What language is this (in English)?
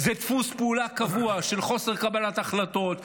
Hebrew